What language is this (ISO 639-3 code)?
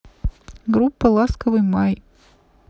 rus